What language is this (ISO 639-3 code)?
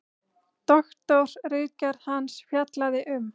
isl